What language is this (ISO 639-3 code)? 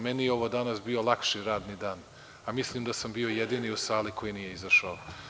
srp